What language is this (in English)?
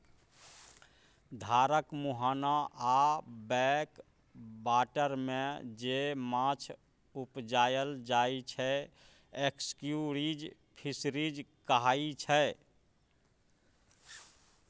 Maithili